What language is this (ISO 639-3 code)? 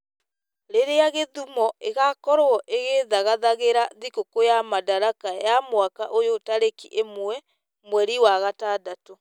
kik